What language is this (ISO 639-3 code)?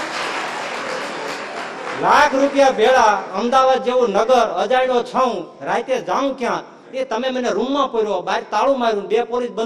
guj